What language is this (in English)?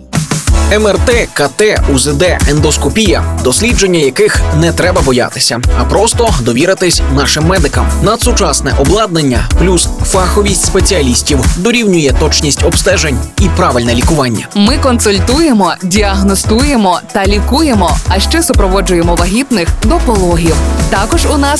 Ukrainian